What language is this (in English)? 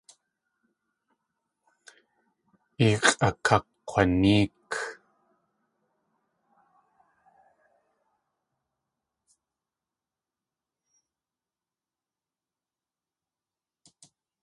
Tlingit